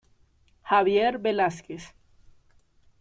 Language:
Spanish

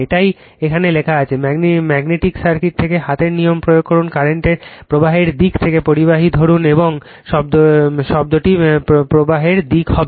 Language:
Bangla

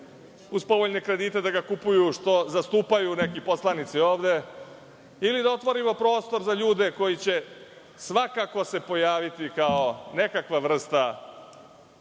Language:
Serbian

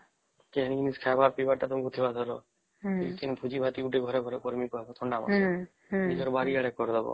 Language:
Odia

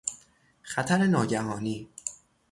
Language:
Persian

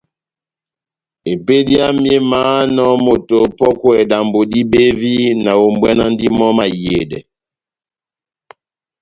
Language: Batanga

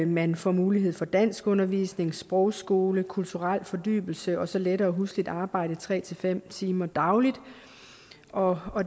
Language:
Danish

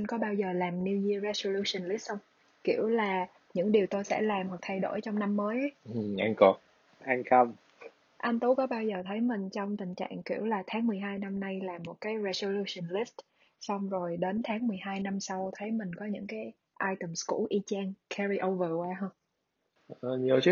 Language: Vietnamese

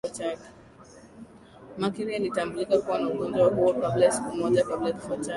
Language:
Swahili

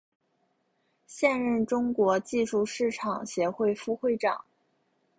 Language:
Chinese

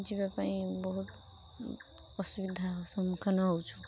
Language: Odia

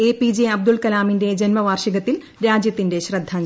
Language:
Malayalam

